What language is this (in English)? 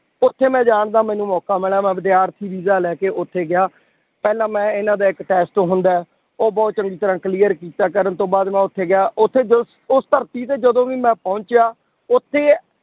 Punjabi